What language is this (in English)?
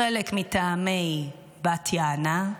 Hebrew